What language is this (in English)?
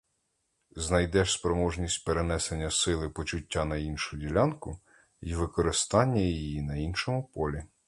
Ukrainian